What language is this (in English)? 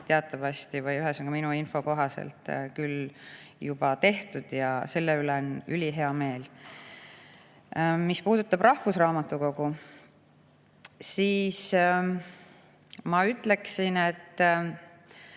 Estonian